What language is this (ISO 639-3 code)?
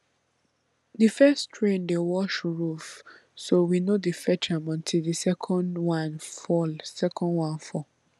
pcm